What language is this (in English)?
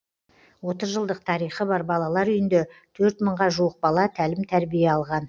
Kazakh